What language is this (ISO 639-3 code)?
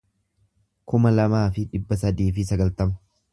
orm